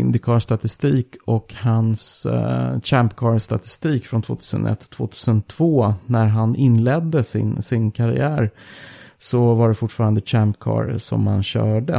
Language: Swedish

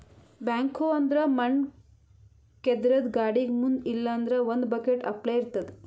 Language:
Kannada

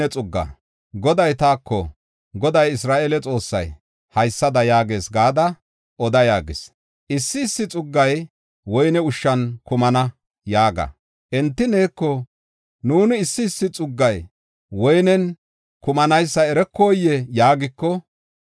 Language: Gofa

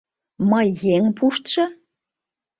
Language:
Mari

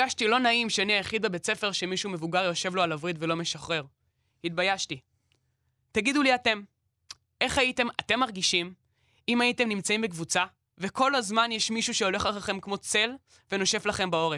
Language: Hebrew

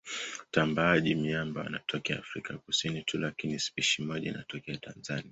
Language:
Swahili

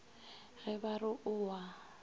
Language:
Northern Sotho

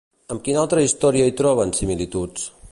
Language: Catalan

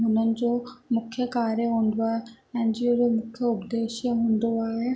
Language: Sindhi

